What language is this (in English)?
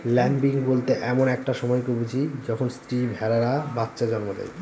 Bangla